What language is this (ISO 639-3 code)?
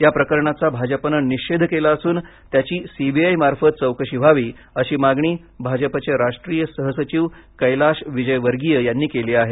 mar